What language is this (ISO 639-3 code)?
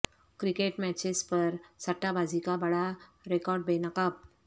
urd